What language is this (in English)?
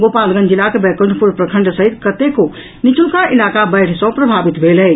Maithili